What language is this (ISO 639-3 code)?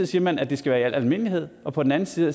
dan